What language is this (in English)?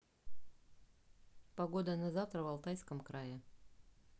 Russian